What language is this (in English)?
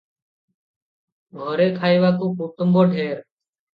Odia